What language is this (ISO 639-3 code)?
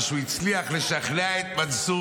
heb